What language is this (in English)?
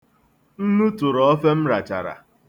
Igbo